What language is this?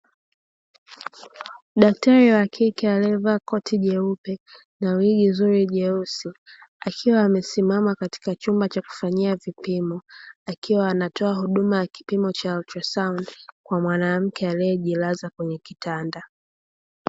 Swahili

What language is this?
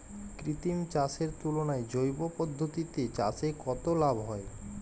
Bangla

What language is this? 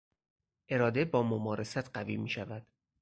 Persian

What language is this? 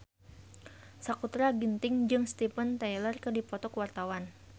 Sundanese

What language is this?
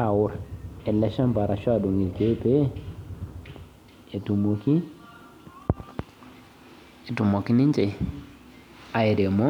Masai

